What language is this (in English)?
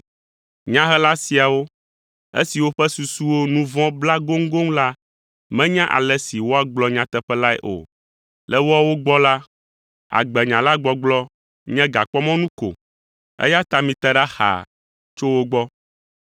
Ewe